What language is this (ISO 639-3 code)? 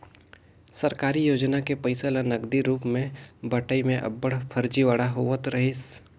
hne